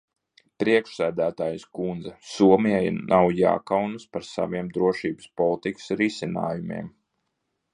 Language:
Latvian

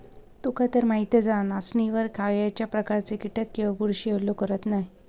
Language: Marathi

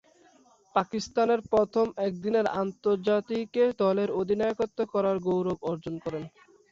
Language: Bangla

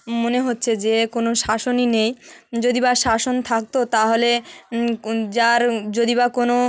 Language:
Bangla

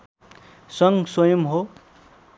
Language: Nepali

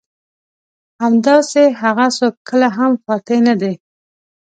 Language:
Pashto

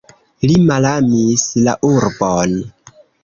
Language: Esperanto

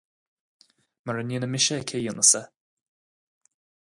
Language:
Irish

